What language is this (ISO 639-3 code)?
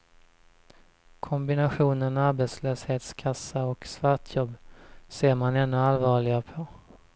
swe